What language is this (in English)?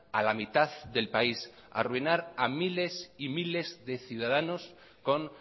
Spanish